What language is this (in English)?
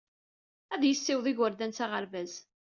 Kabyle